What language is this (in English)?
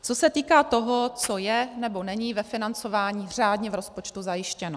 Czech